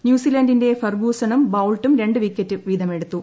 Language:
Malayalam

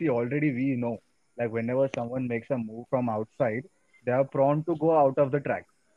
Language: Hindi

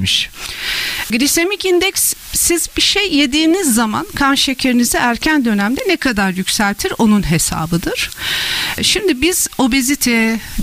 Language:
Turkish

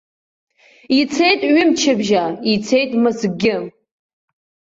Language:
Abkhazian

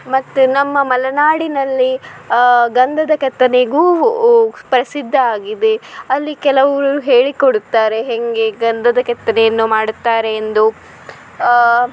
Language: Kannada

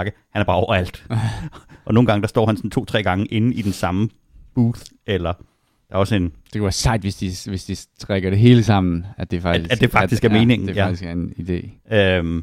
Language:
Danish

